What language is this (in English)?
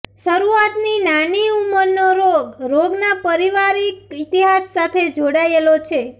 Gujarati